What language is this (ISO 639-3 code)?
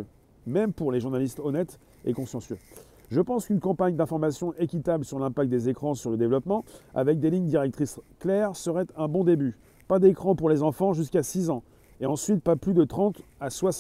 fra